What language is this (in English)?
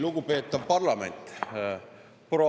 Estonian